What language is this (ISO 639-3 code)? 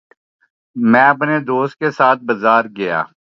urd